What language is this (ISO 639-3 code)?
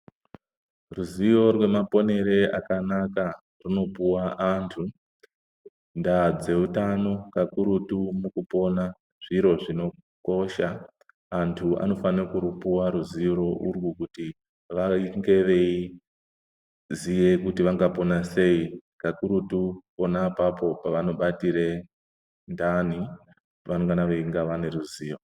ndc